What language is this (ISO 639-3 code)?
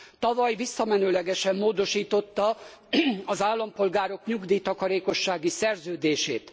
hun